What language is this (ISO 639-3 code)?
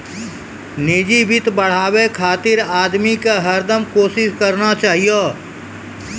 mai